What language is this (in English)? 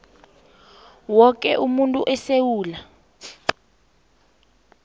South Ndebele